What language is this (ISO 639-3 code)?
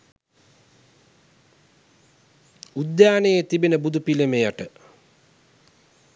sin